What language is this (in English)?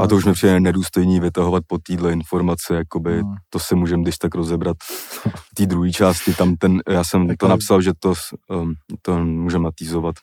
Czech